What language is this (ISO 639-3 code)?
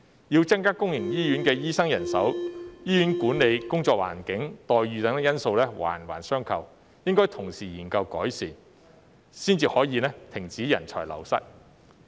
yue